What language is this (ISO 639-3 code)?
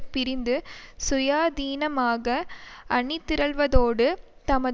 tam